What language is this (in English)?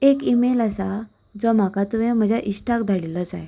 Konkani